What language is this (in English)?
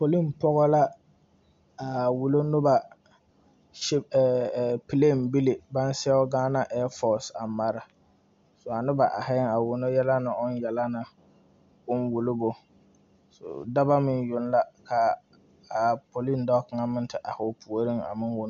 Southern Dagaare